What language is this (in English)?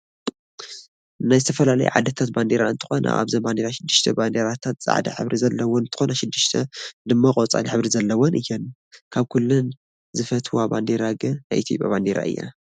Tigrinya